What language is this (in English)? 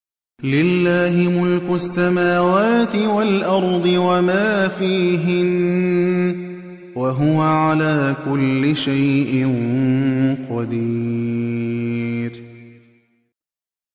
Arabic